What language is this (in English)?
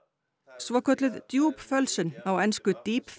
Icelandic